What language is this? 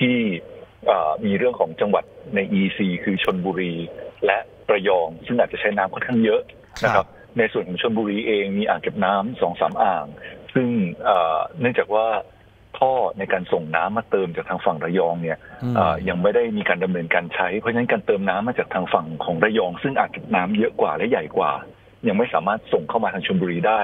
Thai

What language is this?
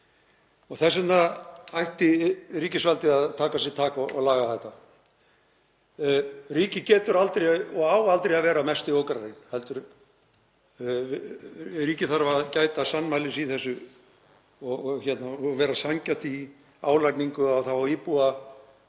Icelandic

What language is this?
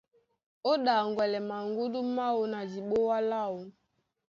Duala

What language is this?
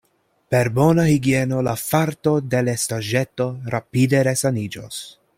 Esperanto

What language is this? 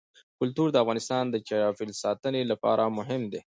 Pashto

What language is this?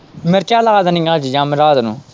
Punjabi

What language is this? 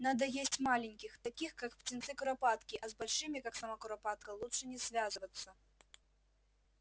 Russian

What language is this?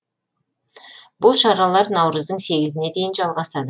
Kazakh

